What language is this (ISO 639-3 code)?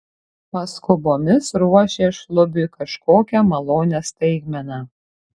lit